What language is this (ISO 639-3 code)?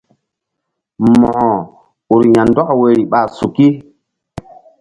mdd